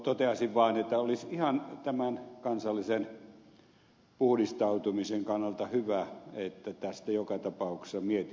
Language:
Finnish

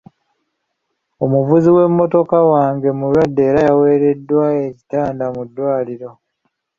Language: Ganda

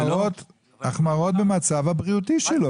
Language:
Hebrew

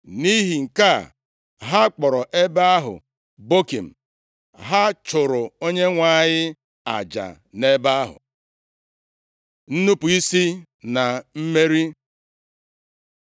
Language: Igbo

